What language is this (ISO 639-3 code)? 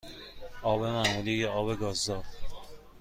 fas